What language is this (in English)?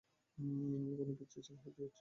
Bangla